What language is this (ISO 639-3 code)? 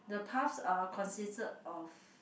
eng